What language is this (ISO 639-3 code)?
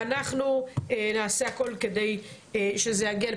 heb